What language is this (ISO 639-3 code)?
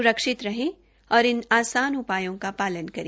hin